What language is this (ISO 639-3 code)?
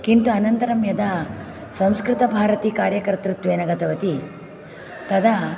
san